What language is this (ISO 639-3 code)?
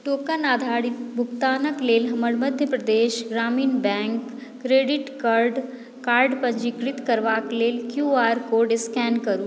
mai